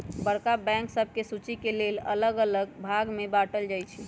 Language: Magahi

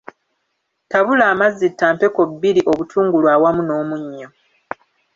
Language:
Ganda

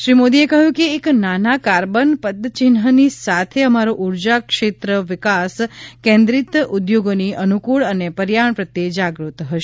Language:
Gujarati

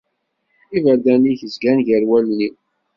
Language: Kabyle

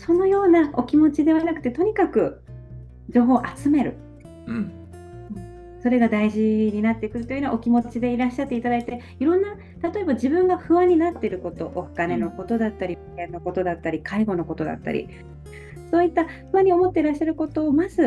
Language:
Japanese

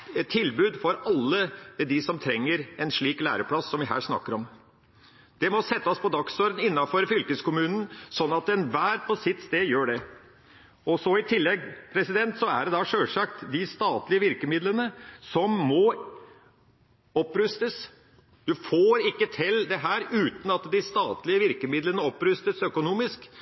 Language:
Norwegian Bokmål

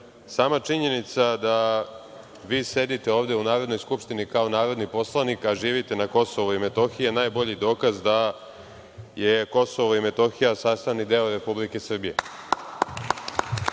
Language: Serbian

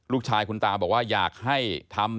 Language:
Thai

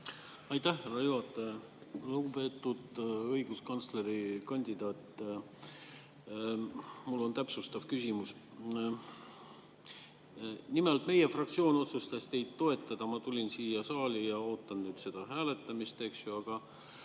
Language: Estonian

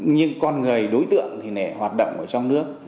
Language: Vietnamese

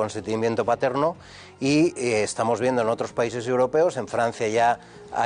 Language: Spanish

